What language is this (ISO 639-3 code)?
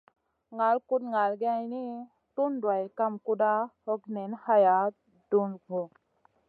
mcn